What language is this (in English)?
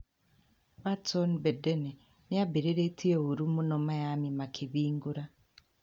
Kikuyu